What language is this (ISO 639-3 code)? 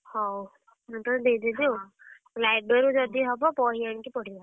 ori